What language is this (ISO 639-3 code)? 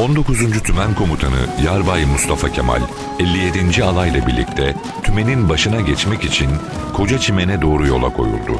tur